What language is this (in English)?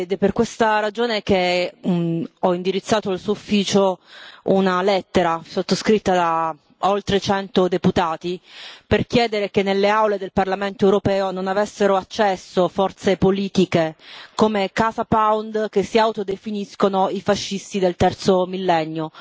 Italian